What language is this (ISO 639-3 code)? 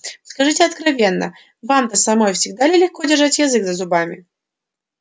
rus